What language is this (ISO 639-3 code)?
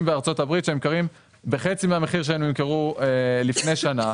heb